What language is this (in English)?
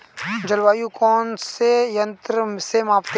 Hindi